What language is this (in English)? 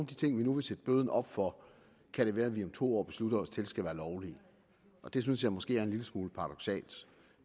Danish